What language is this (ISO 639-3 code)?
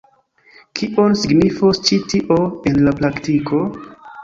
epo